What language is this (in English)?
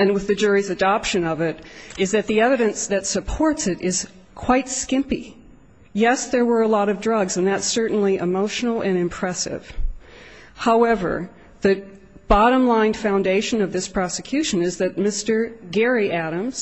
English